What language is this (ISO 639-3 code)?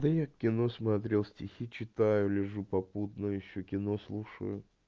rus